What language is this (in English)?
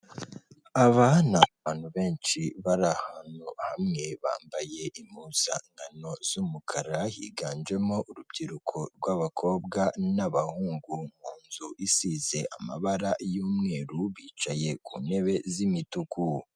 Kinyarwanda